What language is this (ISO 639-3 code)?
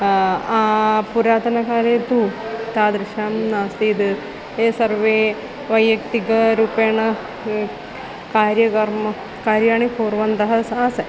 san